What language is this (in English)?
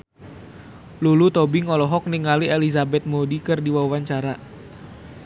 Sundanese